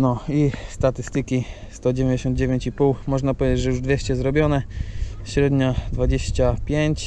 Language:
Polish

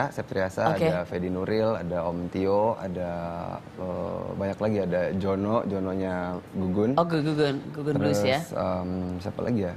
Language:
Indonesian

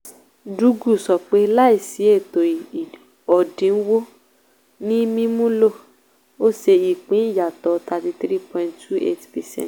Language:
Yoruba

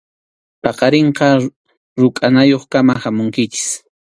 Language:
Arequipa-La Unión Quechua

